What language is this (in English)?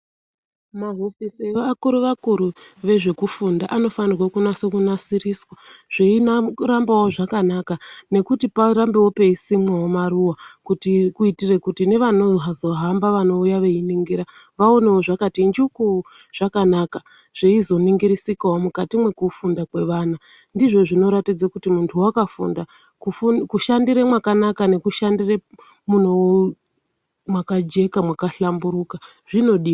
Ndau